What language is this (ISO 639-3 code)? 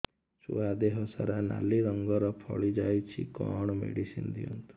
ori